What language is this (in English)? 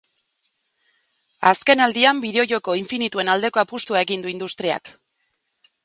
Basque